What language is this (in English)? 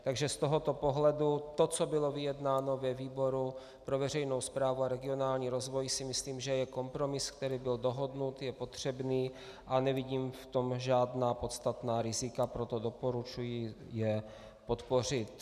Czech